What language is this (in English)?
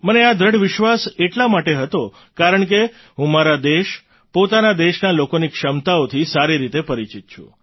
Gujarati